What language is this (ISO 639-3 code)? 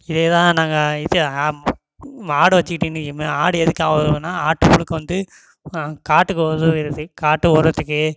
tam